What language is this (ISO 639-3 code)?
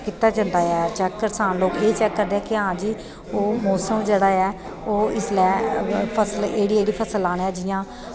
doi